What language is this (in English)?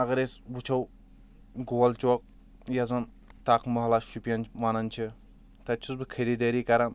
Kashmiri